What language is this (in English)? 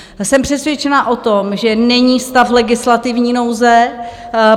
Czech